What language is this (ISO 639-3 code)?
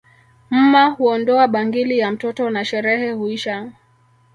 swa